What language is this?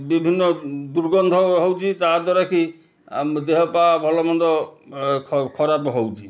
Odia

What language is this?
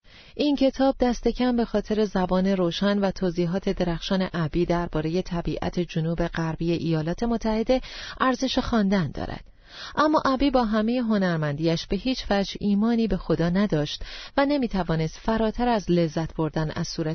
Persian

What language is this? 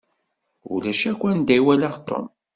Kabyle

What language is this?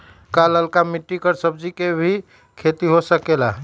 Magahi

